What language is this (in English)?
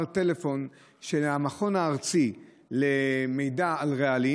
Hebrew